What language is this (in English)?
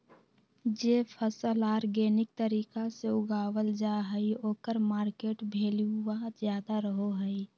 Magahi